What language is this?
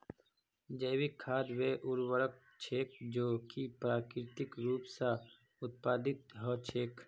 Magahi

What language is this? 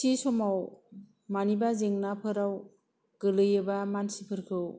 Bodo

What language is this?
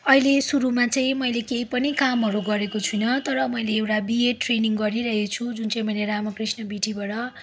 Nepali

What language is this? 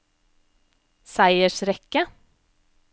Norwegian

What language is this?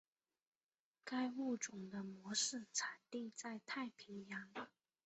Chinese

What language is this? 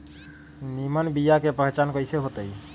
Magahi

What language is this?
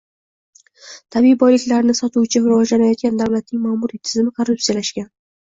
Uzbek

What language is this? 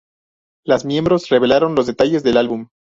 Spanish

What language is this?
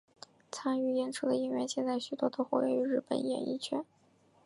Chinese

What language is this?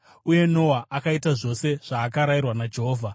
Shona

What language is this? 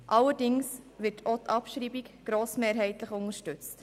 Swiss German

